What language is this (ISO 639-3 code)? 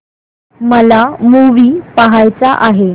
mar